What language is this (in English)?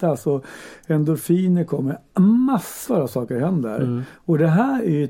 Swedish